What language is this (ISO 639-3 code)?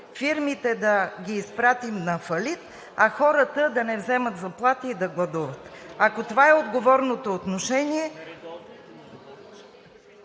bul